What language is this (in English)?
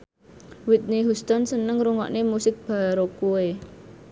Javanese